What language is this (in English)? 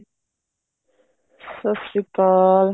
Punjabi